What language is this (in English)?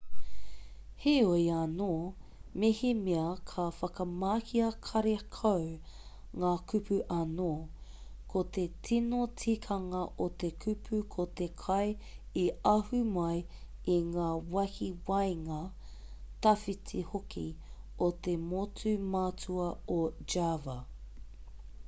Māori